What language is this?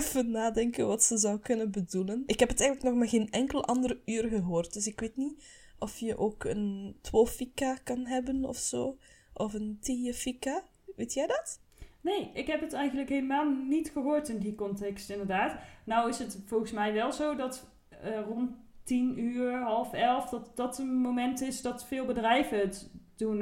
Dutch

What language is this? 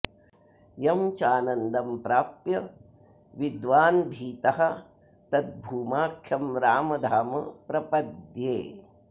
Sanskrit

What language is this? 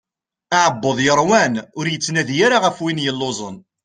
Kabyle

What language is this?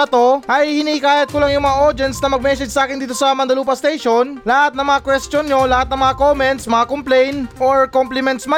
Filipino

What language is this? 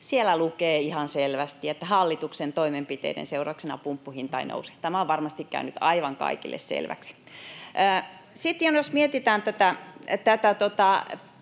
Finnish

